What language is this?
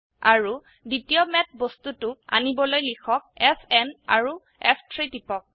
Assamese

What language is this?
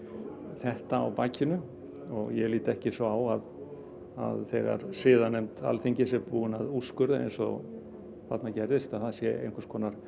Icelandic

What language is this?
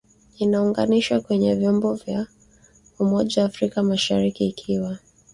Swahili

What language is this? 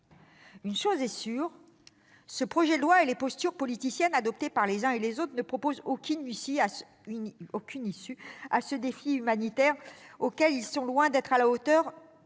French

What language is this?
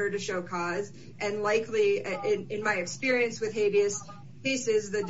English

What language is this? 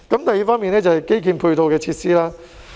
Cantonese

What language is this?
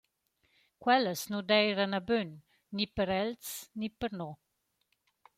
Romansh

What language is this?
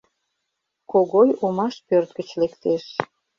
Mari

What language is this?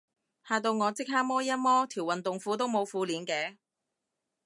Cantonese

